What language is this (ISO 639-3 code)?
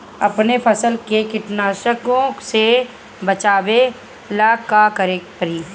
bho